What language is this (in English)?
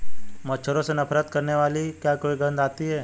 Hindi